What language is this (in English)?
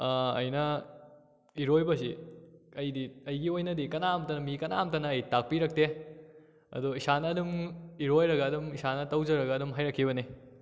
Manipuri